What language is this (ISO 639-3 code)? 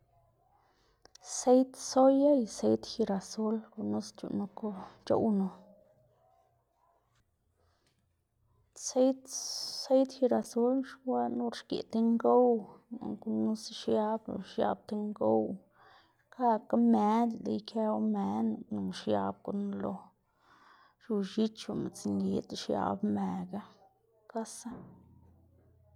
ztg